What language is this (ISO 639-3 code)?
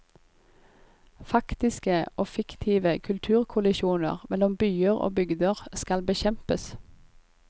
nor